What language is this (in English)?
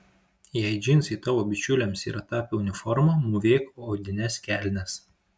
Lithuanian